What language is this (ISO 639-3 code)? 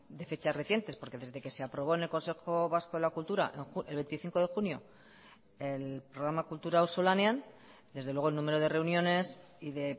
spa